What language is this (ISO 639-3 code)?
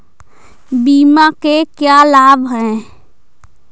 hin